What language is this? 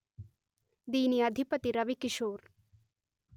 Telugu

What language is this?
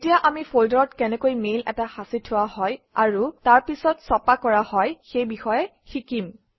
Assamese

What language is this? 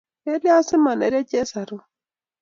Kalenjin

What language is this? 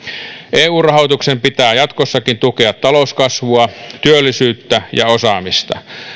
Finnish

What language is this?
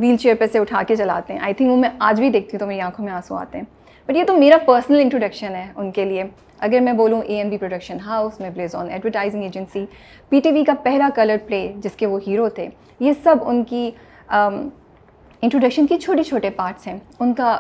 Urdu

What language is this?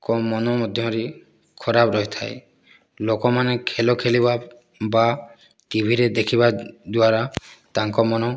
Odia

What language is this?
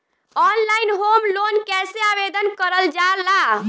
Bhojpuri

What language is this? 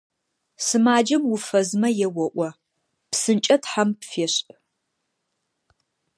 Adyghe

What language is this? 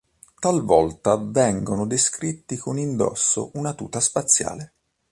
Italian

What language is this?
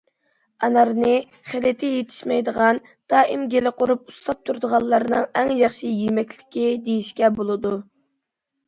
Uyghur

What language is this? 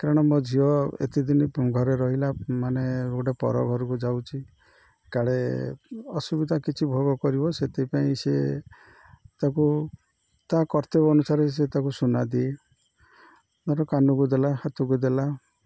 Odia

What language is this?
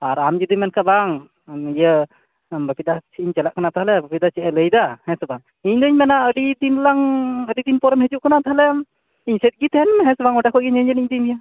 Santali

